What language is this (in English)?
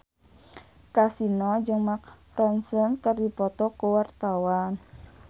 Sundanese